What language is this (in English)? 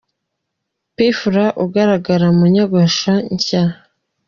Kinyarwanda